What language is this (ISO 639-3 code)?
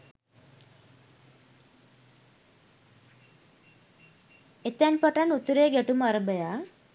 sin